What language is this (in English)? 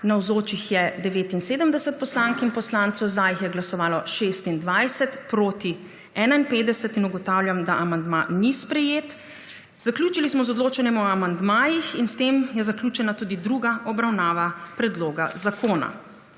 Slovenian